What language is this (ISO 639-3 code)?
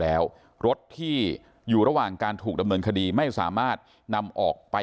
tha